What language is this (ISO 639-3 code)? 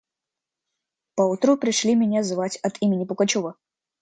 rus